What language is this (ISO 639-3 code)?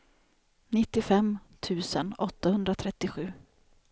swe